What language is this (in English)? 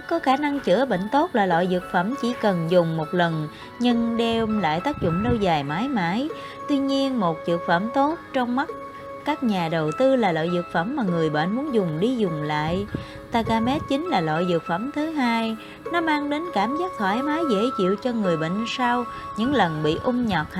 Vietnamese